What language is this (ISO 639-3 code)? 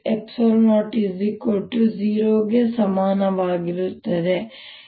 kan